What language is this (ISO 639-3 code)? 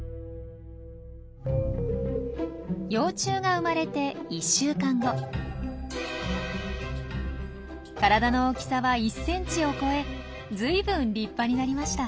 jpn